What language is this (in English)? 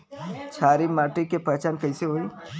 Bhojpuri